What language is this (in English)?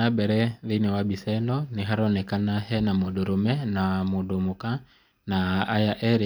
Kikuyu